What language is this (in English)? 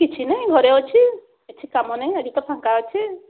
Odia